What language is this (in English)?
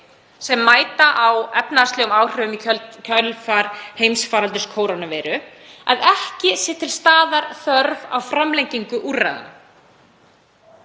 Icelandic